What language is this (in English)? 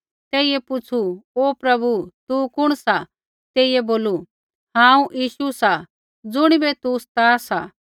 Kullu Pahari